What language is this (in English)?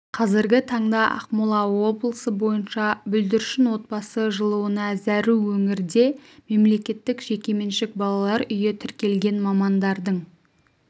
Kazakh